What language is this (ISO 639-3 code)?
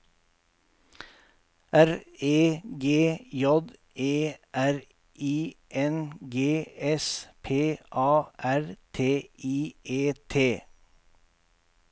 nor